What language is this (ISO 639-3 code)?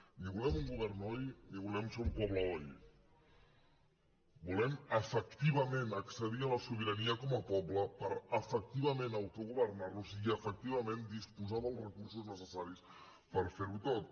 cat